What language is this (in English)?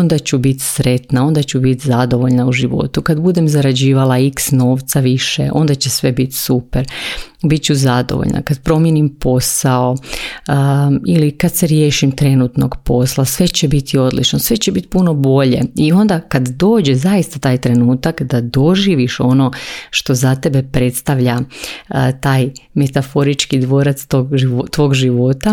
Croatian